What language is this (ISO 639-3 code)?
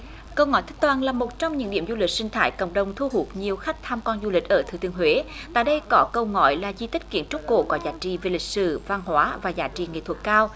vie